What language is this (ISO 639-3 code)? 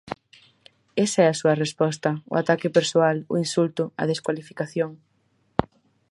glg